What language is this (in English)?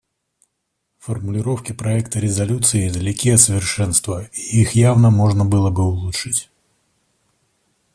Russian